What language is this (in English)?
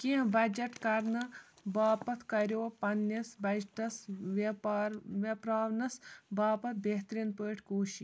Kashmiri